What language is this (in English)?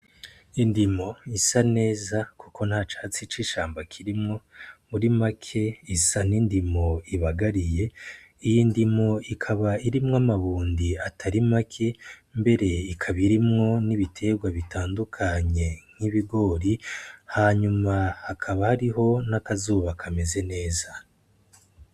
Rundi